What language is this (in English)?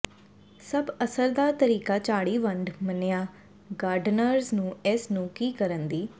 Punjabi